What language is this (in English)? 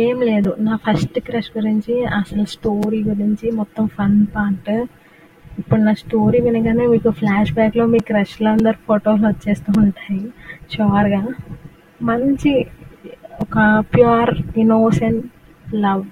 Telugu